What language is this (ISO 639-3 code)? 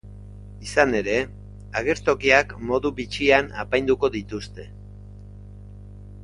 eus